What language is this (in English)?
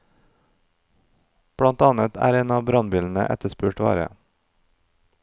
Norwegian